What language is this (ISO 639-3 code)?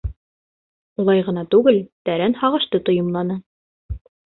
bak